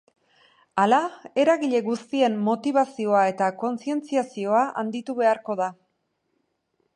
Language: Basque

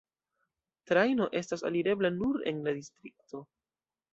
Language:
Esperanto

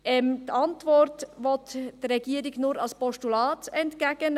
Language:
Swiss German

